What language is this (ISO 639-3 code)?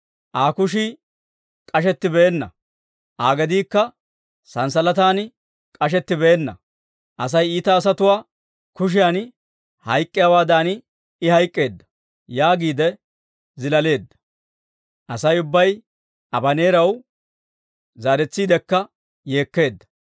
dwr